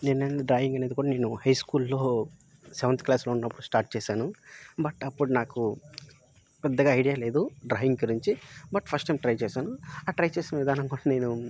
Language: Telugu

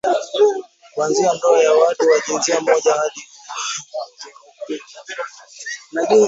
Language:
Swahili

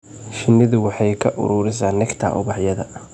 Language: Somali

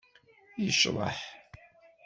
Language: Kabyle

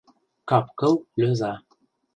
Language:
Mari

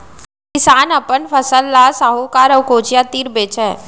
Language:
Chhattisgarhi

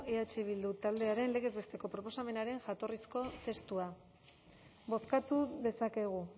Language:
Basque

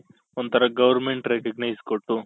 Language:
Kannada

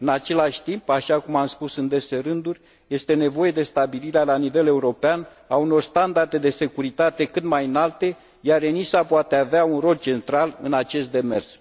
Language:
Romanian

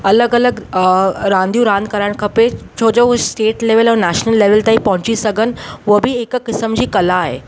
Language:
Sindhi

